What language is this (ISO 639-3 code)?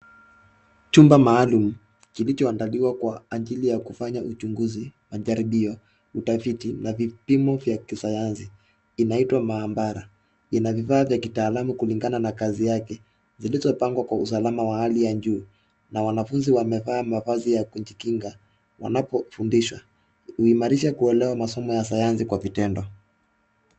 swa